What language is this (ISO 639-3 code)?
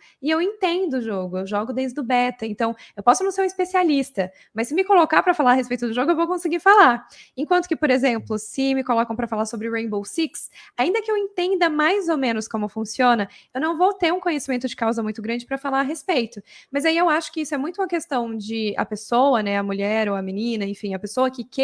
por